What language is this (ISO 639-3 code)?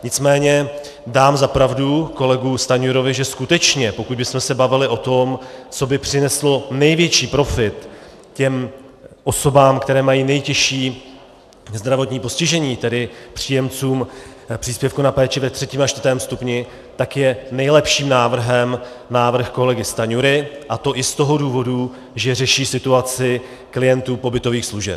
ces